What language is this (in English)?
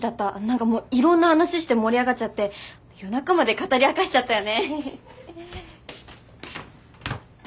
Japanese